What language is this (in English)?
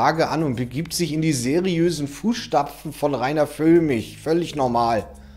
German